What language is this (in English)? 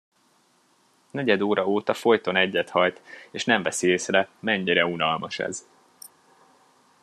Hungarian